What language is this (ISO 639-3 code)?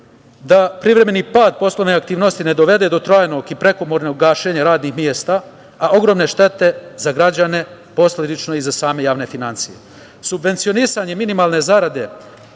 srp